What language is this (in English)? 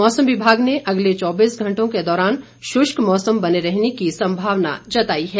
Hindi